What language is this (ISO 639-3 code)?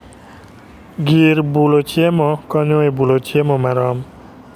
luo